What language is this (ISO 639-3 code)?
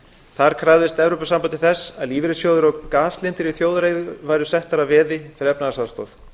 isl